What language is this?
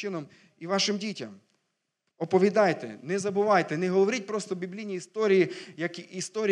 Ukrainian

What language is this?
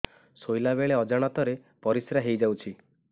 Odia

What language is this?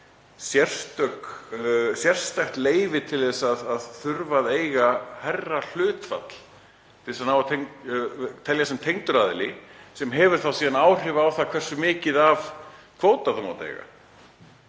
Icelandic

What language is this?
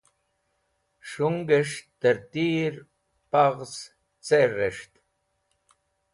Wakhi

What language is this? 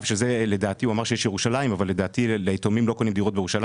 Hebrew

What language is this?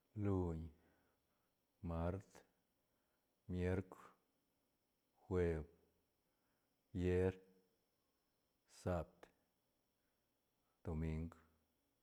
Santa Catarina Albarradas Zapotec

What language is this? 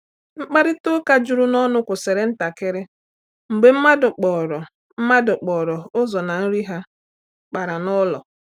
Igbo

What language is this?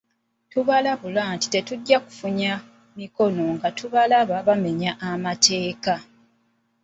Ganda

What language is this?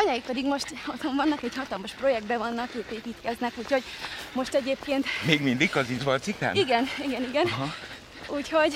Hungarian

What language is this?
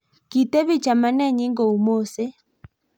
Kalenjin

